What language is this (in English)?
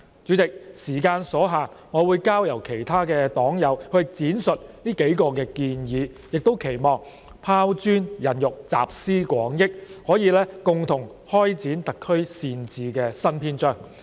Cantonese